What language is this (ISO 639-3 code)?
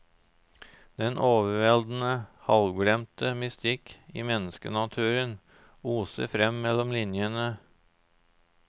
nor